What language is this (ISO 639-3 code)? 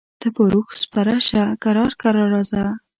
pus